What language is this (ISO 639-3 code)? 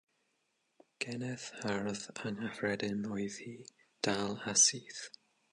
cym